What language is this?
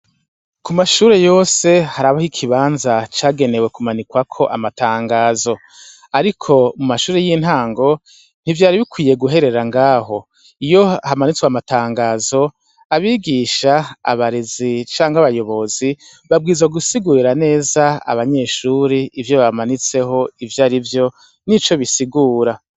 Rundi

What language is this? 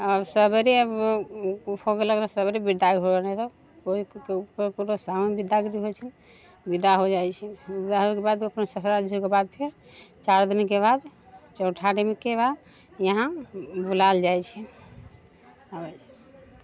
Maithili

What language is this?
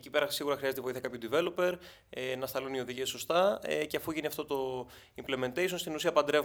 Greek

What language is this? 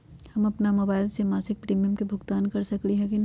Magahi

